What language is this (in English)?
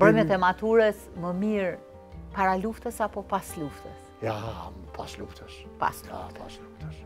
Romanian